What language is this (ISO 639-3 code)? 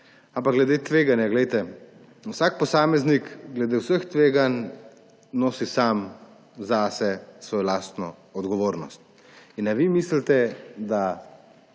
slv